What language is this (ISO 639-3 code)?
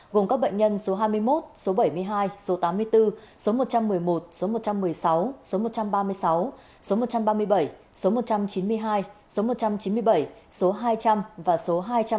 vie